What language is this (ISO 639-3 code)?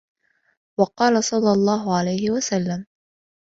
ara